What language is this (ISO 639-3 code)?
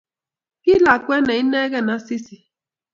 kln